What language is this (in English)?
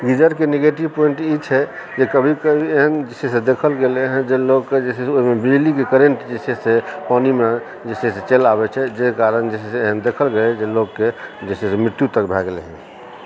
Maithili